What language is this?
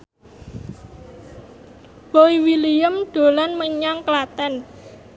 Javanese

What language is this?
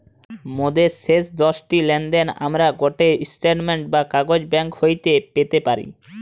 Bangla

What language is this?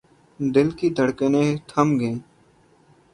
Urdu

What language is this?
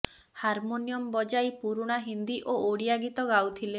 Odia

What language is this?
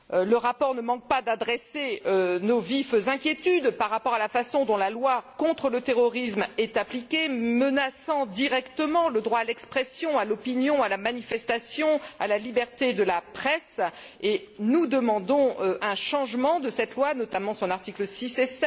French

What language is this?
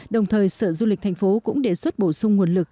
Vietnamese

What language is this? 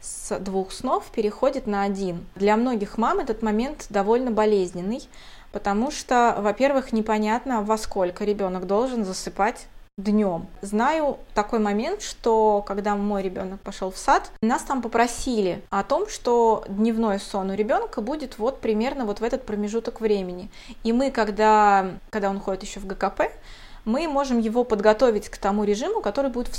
Russian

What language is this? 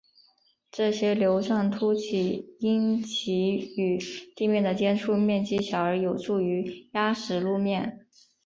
Chinese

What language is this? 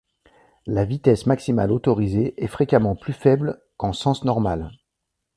French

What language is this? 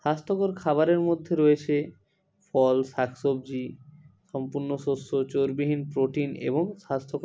Bangla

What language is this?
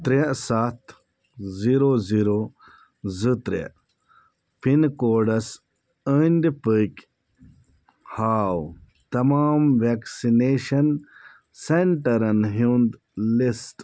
Kashmiri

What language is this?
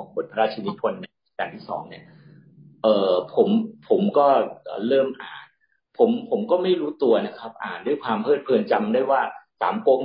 Thai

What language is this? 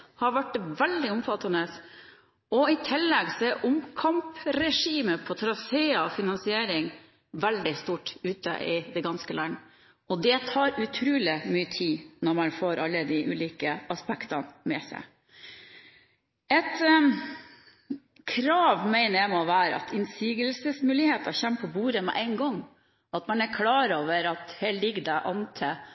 Norwegian Bokmål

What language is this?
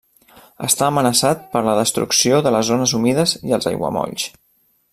Catalan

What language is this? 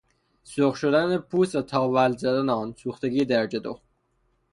Persian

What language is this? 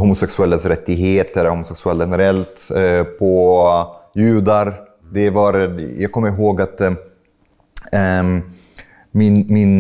Swedish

